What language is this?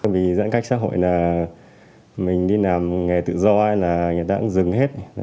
Vietnamese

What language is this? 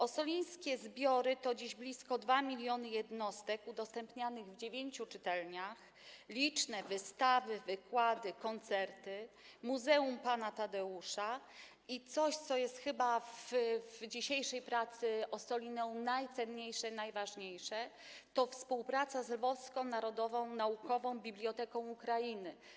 Polish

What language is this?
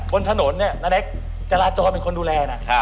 Thai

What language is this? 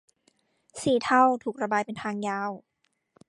Thai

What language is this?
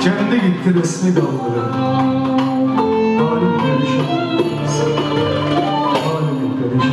Turkish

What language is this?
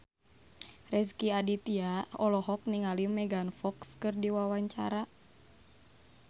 Sundanese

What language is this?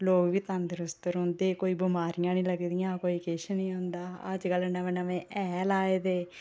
Dogri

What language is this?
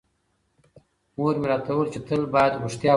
Pashto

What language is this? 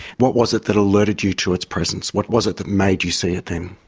English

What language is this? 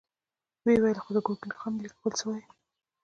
Pashto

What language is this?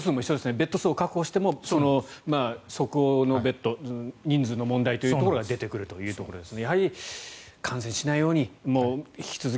Japanese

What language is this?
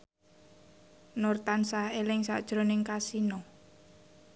Javanese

